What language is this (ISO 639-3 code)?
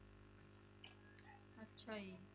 pan